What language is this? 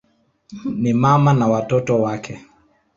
Swahili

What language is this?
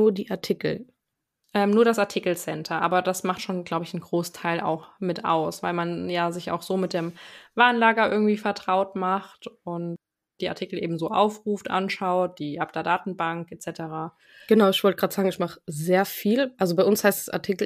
German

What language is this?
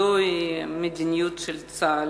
Hebrew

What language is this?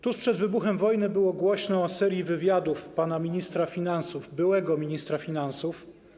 Polish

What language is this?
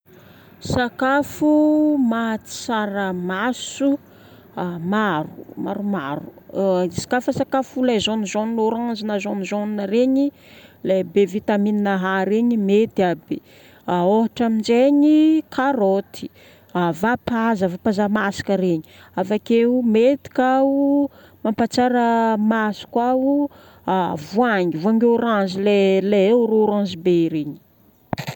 Northern Betsimisaraka Malagasy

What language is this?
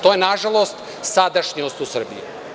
Serbian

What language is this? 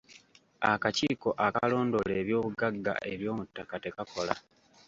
Ganda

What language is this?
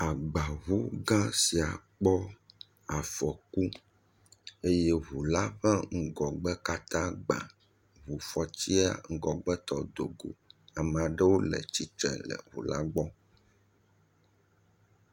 Ewe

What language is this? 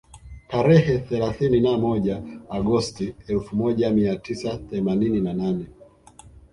Swahili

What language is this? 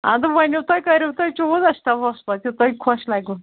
Kashmiri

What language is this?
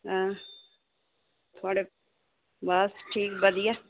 Dogri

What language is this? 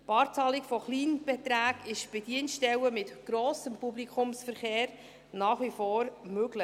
Swiss German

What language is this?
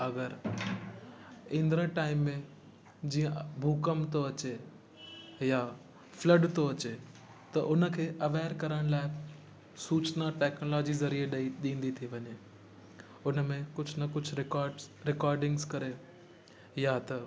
Sindhi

